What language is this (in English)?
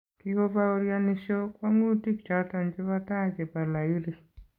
Kalenjin